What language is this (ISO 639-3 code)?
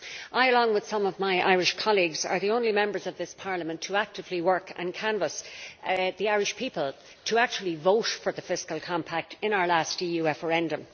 eng